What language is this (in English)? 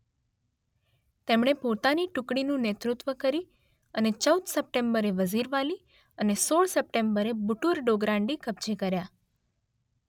Gujarati